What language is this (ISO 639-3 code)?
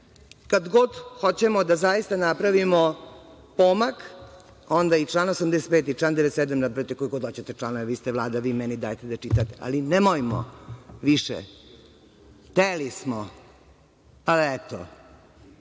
srp